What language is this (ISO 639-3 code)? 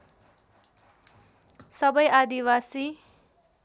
nep